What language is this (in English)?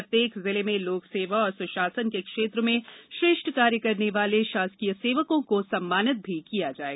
Hindi